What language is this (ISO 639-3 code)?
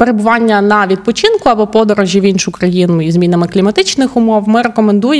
ukr